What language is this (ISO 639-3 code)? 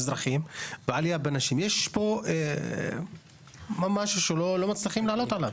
heb